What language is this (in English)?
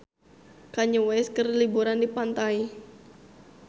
Sundanese